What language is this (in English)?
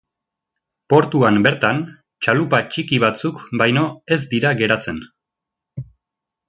Basque